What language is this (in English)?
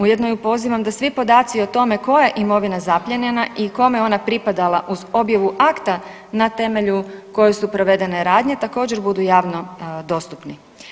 Croatian